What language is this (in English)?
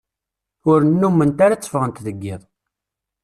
Kabyle